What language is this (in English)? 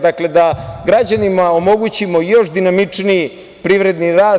Serbian